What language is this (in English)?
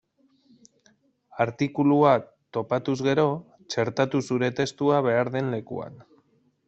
Basque